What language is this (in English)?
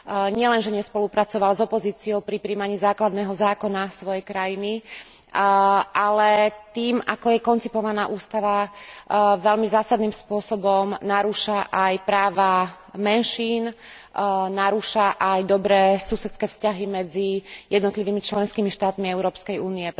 Slovak